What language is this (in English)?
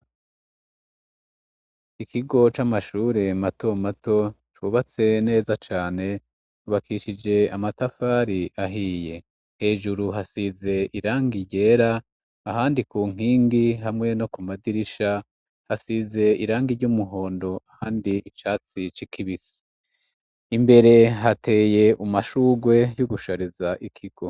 Rundi